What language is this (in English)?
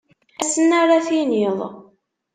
Kabyle